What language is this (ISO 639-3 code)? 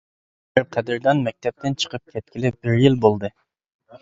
uig